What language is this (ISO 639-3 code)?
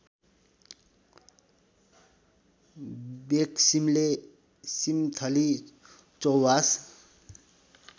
nep